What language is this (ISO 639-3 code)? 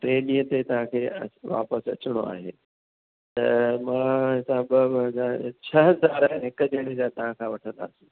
snd